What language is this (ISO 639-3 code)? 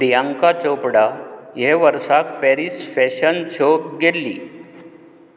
kok